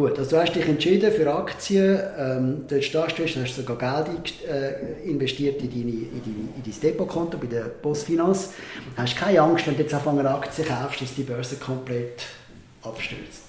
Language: German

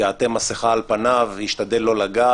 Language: Hebrew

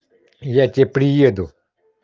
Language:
Russian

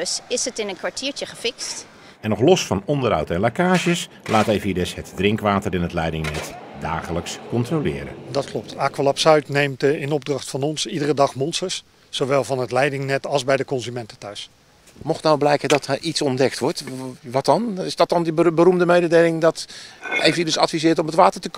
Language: Dutch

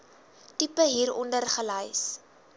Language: Afrikaans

